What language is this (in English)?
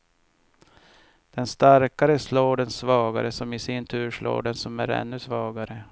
Swedish